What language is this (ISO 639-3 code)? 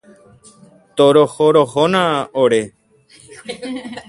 grn